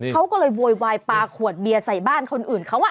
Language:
Thai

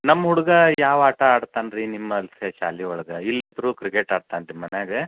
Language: Kannada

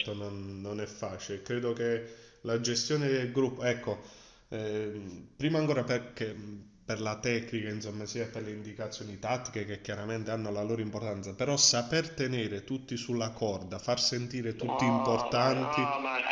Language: Italian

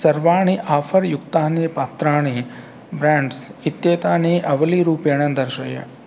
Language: Sanskrit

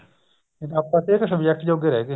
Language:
Punjabi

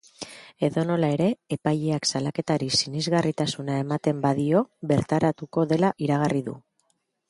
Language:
Basque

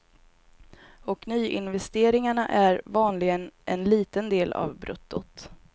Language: Swedish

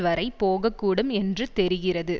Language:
Tamil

